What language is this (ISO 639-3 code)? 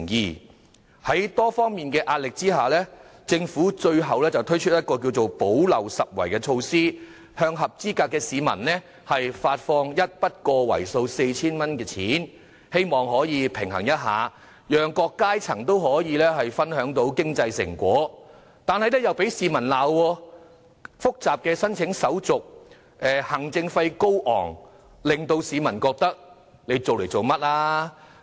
yue